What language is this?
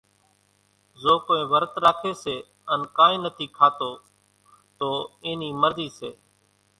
Kachi Koli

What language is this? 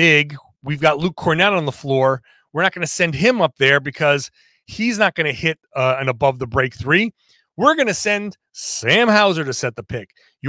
English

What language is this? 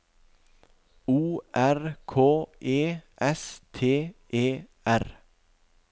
Norwegian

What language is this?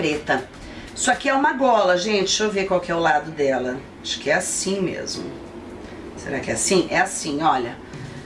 Portuguese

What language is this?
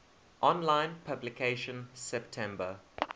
English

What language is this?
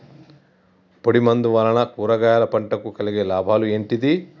Telugu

